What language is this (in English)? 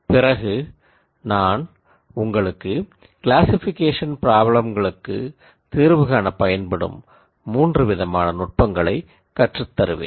Tamil